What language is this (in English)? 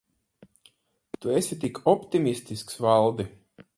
Latvian